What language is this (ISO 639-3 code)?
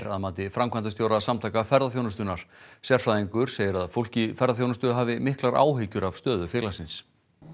isl